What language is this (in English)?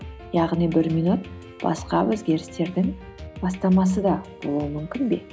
Kazakh